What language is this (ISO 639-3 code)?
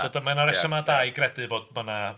cym